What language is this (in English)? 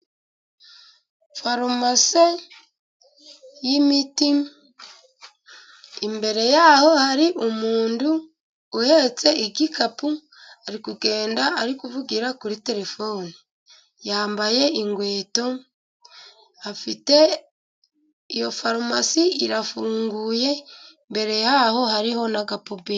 Kinyarwanda